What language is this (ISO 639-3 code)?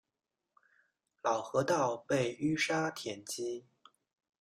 zho